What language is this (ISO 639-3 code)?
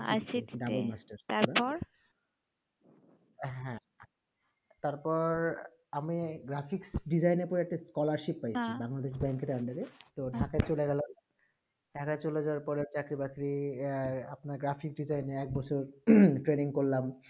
ben